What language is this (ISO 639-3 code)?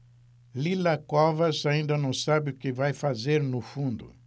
por